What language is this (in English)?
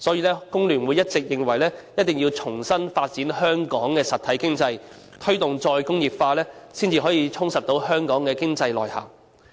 Cantonese